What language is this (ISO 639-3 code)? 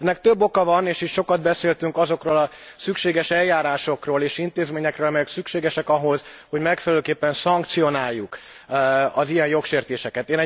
hun